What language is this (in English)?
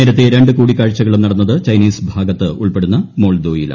Malayalam